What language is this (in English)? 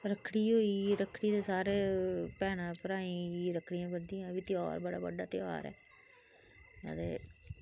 Dogri